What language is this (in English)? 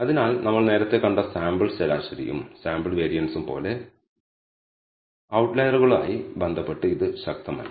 Malayalam